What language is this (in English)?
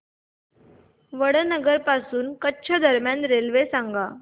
Marathi